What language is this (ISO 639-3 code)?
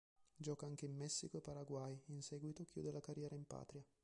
ita